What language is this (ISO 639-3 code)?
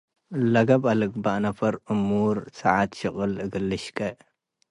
tig